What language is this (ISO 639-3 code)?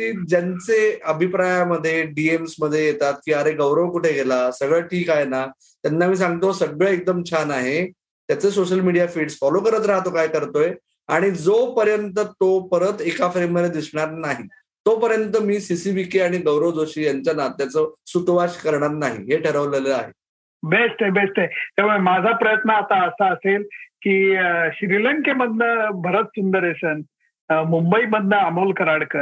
mar